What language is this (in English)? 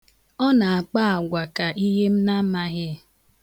Igbo